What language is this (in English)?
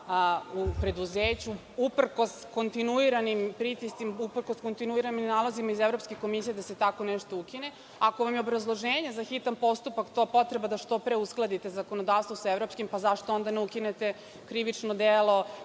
Serbian